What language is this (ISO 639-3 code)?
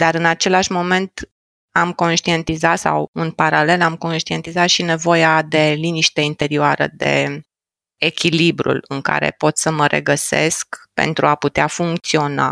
ron